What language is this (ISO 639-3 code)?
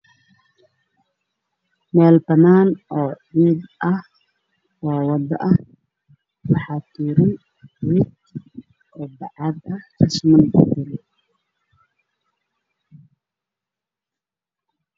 som